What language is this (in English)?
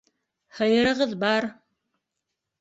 Bashkir